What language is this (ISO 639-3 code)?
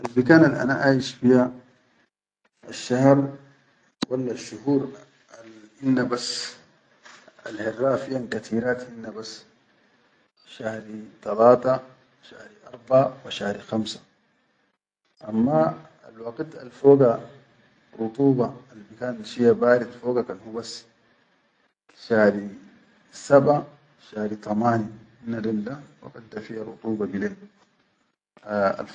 shu